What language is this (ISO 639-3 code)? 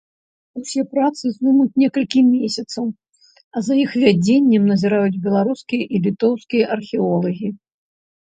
bel